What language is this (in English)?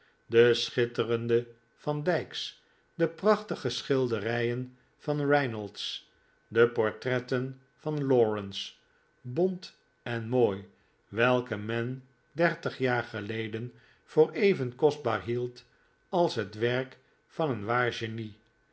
Dutch